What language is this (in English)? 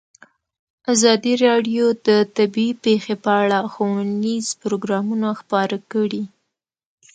Pashto